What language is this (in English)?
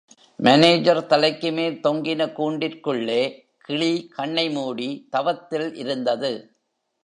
Tamil